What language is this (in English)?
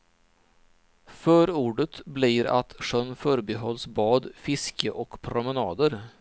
Swedish